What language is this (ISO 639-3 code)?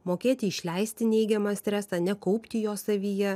lit